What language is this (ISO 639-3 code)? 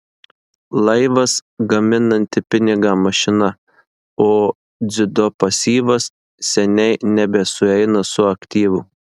lit